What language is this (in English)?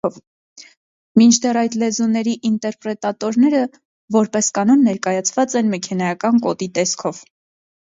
Armenian